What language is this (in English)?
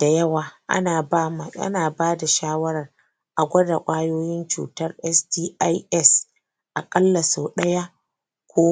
Hausa